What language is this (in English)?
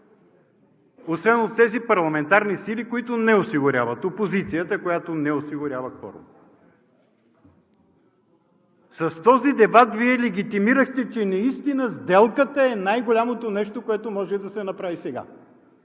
Bulgarian